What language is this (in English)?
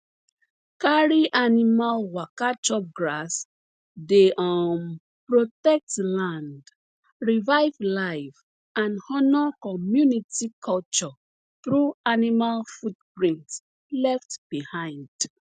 Nigerian Pidgin